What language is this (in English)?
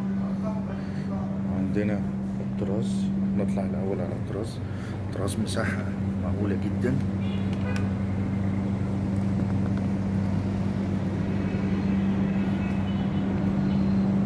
Arabic